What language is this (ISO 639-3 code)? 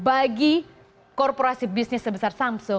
ind